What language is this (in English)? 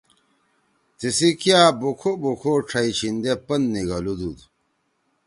Torwali